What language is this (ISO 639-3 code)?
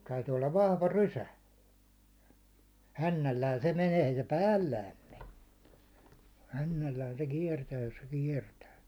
fin